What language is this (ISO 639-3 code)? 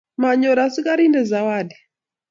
kln